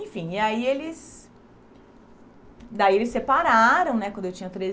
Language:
Portuguese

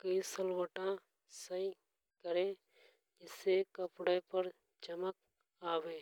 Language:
Hadothi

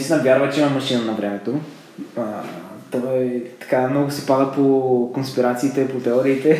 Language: Bulgarian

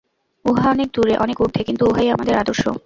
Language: Bangla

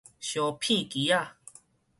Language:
Min Nan Chinese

